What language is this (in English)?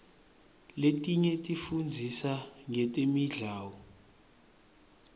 Swati